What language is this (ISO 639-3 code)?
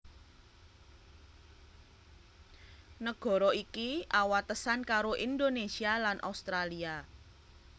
jav